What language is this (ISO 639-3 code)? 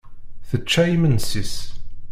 kab